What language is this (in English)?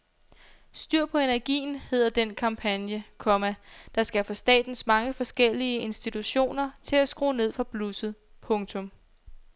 Danish